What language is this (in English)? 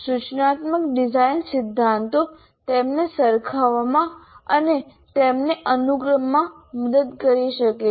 Gujarati